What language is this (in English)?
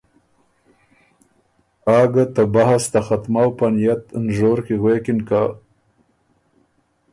Ormuri